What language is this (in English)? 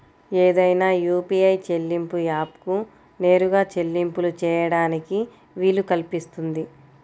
Telugu